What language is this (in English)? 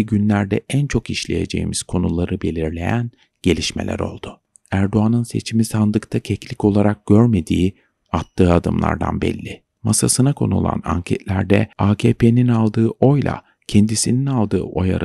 Turkish